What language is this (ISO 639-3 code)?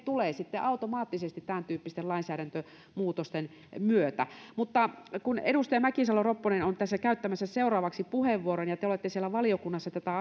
fin